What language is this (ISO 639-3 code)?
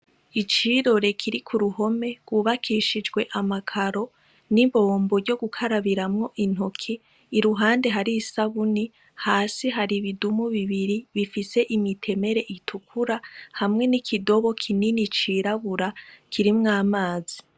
run